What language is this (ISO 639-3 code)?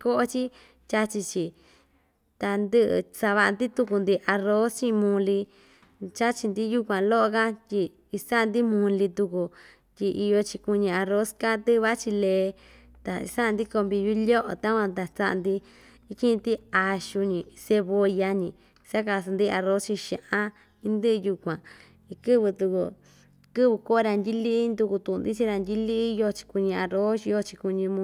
vmj